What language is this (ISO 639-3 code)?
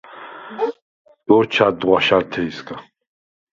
sva